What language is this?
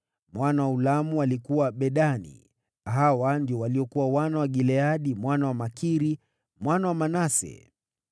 Swahili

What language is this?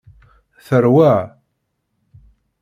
Kabyle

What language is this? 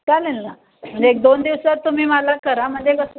Marathi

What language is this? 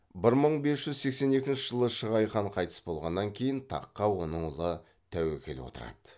Kazakh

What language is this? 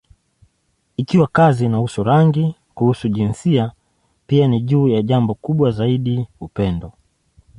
Swahili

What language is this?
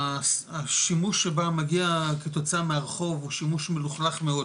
Hebrew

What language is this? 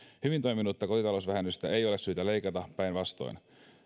Finnish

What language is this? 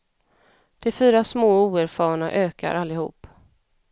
Swedish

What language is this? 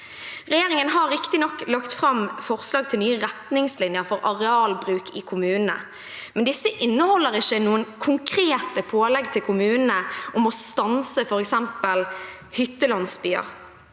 Norwegian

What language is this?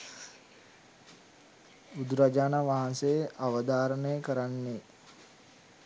Sinhala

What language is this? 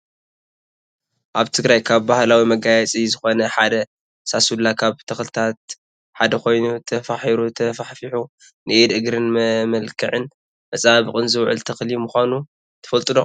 Tigrinya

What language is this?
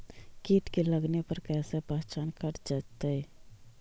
Magahi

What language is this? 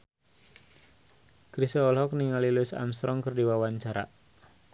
Sundanese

